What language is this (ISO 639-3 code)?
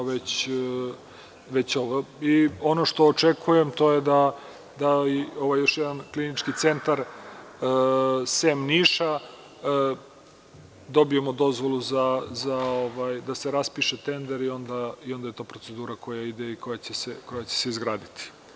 srp